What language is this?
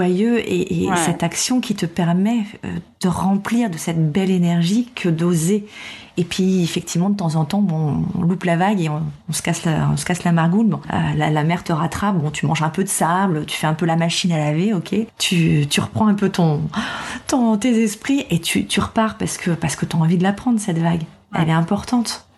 French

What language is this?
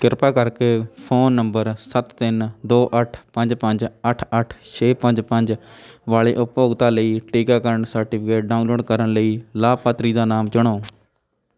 Punjabi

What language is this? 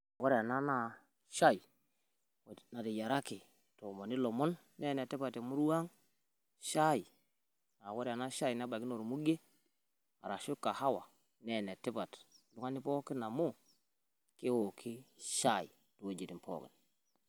Masai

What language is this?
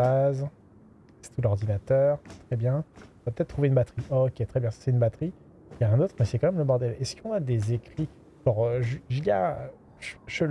French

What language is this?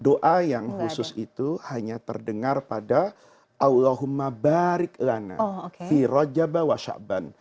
Indonesian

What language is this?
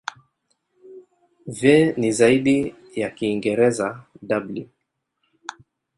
Swahili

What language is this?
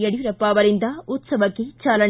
Kannada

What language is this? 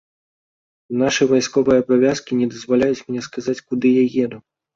Belarusian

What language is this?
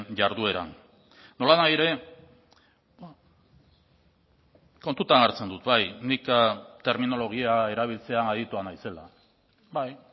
Basque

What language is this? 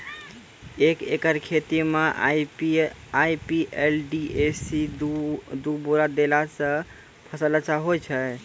Maithili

